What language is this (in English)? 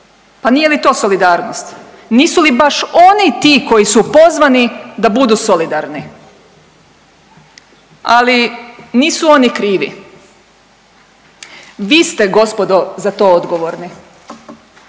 Croatian